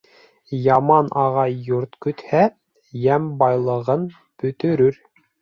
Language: Bashkir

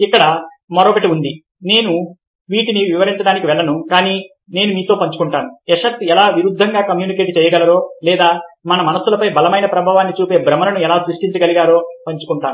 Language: Telugu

